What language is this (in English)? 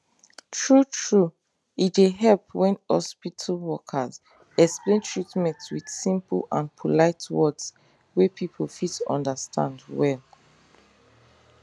Nigerian Pidgin